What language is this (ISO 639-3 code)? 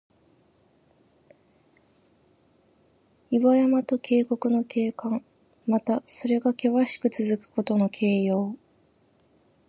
jpn